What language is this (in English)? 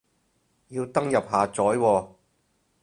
Cantonese